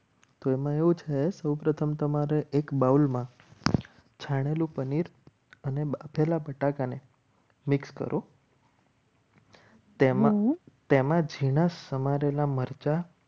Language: Gujarati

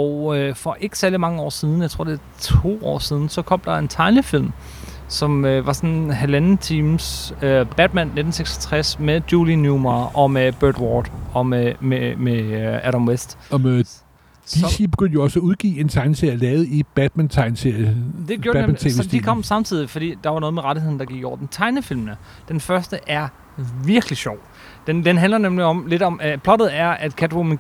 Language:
Danish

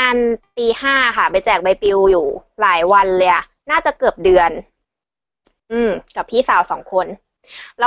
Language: Thai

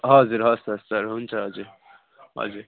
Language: Nepali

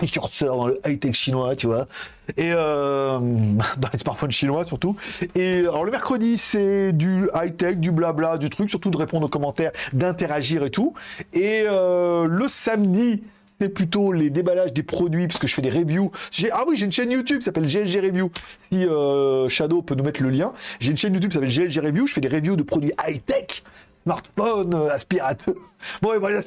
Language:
French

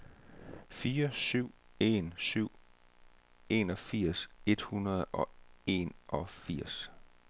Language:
Danish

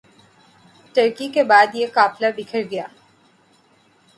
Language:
Urdu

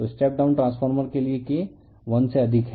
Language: Hindi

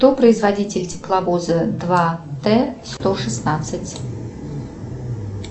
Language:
Russian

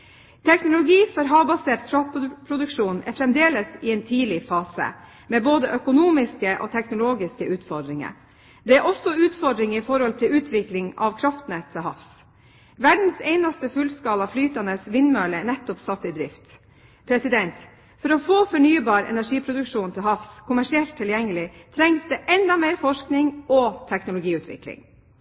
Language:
Norwegian Bokmål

